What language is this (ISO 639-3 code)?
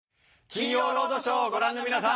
jpn